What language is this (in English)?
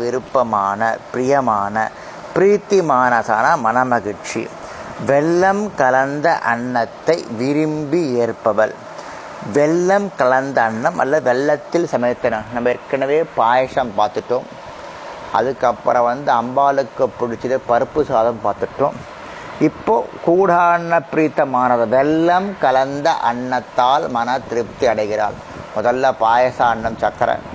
Tamil